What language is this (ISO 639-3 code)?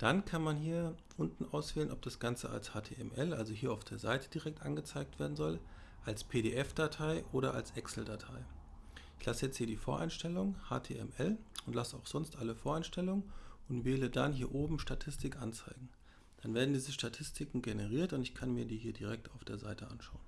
deu